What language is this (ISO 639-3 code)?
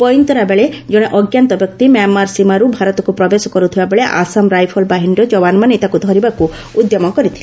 ori